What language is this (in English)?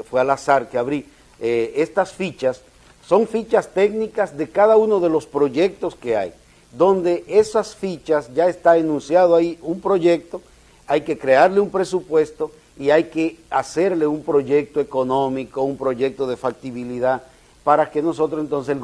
Spanish